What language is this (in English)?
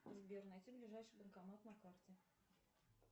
Russian